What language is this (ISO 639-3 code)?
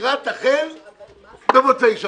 heb